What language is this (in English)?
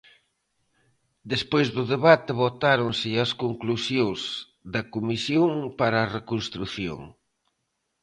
Galician